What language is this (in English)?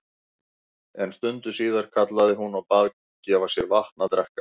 Icelandic